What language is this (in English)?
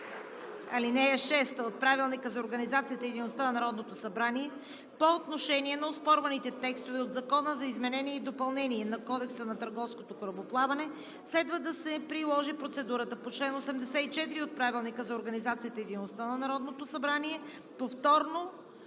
Bulgarian